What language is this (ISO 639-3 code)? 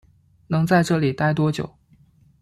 zho